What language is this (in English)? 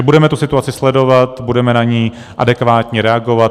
Czech